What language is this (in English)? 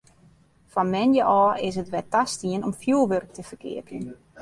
Western Frisian